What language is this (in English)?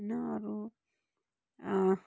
Nepali